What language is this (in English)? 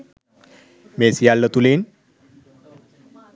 Sinhala